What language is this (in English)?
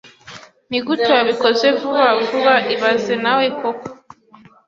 Kinyarwanda